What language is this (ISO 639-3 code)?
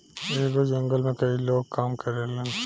bho